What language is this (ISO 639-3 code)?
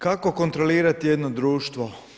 hrv